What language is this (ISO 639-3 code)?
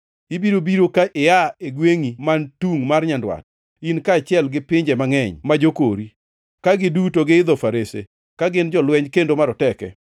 luo